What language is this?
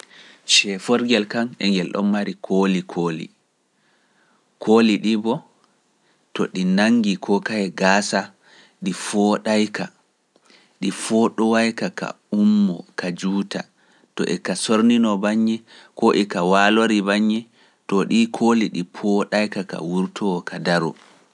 Pular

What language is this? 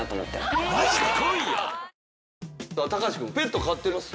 Japanese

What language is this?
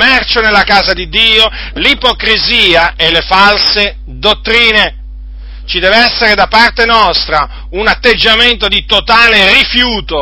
Italian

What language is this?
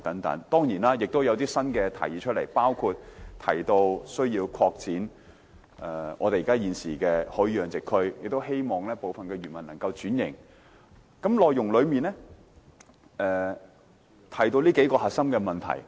Cantonese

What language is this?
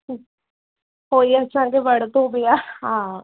Sindhi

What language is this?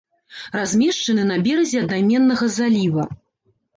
Belarusian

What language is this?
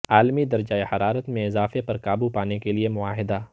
Urdu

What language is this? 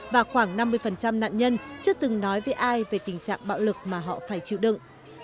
Vietnamese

